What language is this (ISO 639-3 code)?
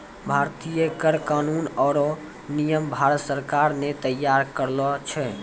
mai